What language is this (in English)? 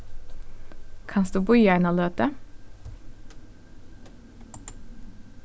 Faroese